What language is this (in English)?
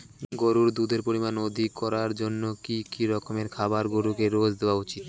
Bangla